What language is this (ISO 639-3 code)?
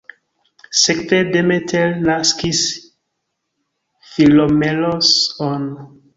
epo